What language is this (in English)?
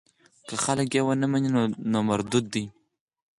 Pashto